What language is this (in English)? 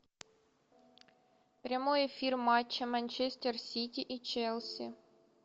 Russian